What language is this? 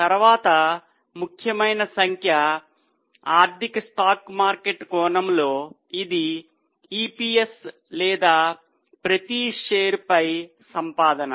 Telugu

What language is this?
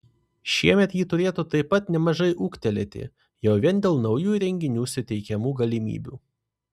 Lithuanian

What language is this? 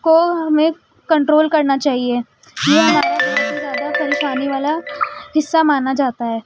Urdu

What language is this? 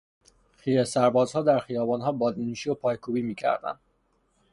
Persian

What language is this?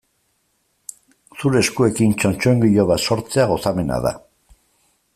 Basque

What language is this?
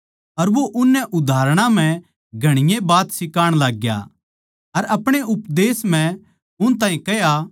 Haryanvi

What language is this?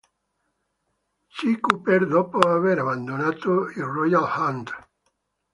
Italian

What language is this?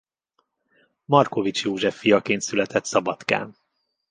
Hungarian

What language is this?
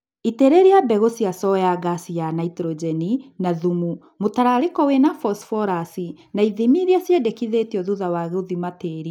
Kikuyu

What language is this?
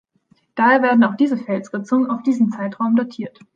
German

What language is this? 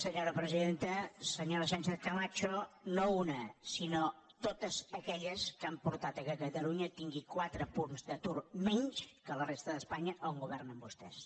Catalan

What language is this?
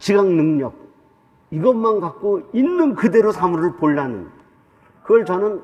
Korean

